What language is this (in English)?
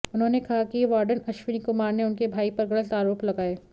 Hindi